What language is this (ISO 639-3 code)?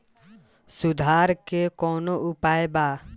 bho